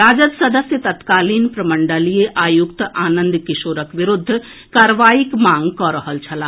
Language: Maithili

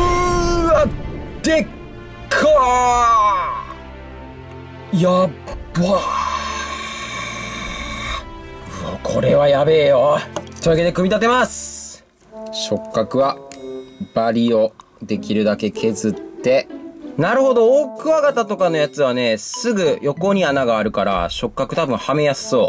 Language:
Japanese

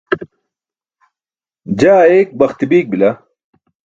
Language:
Burushaski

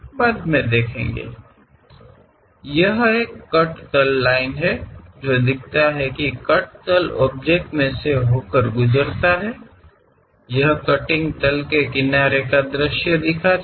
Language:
Kannada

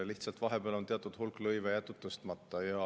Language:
Estonian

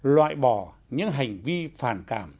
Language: Vietnamese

